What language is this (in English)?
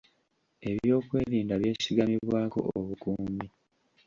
Ganda